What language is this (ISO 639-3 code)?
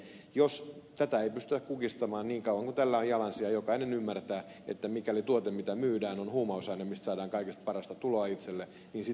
fin